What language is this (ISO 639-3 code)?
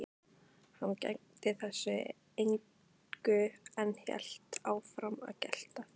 isl